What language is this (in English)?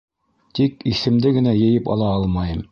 Bashkir